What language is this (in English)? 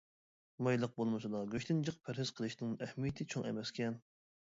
Uyghur